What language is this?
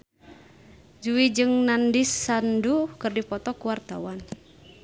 Sundanese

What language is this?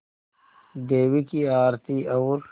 Hindi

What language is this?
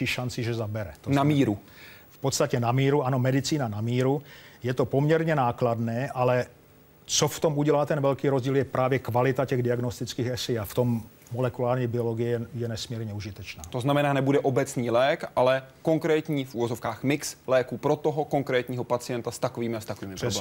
Czech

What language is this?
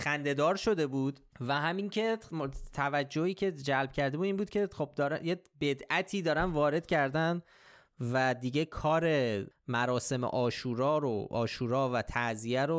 Persian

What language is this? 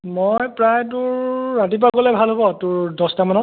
Assamese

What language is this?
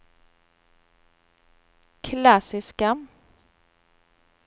Swedish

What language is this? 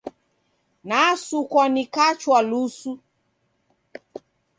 Taita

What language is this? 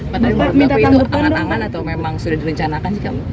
Indonesian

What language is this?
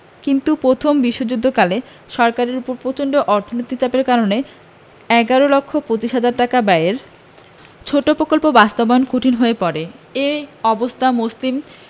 Bangla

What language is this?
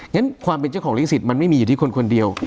Thai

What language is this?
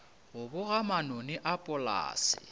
Northern Sotho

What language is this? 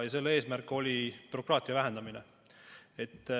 Estonian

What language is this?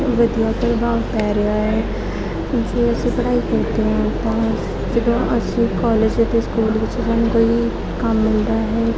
Punjabi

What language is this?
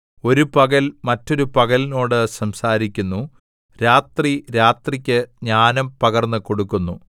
Malayalam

